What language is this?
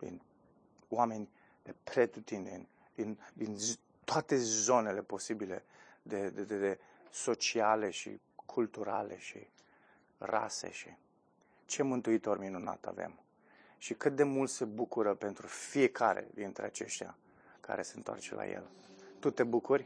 Romanian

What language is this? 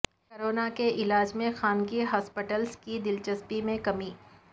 Urdu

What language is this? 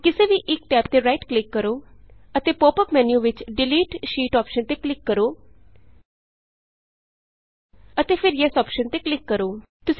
Punjabi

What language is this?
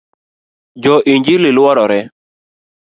Luo (Kenya and Tanzania)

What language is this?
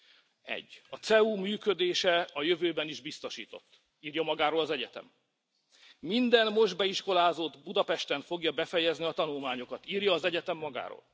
Hungarian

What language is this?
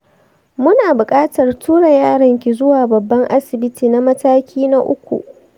Hausa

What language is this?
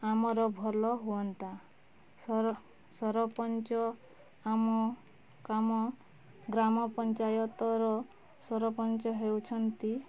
Odia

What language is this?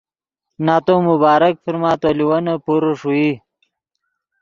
Yidgha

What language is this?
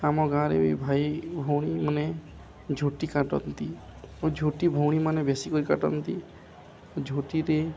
Odia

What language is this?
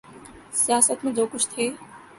Urdu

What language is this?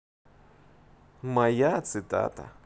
Russian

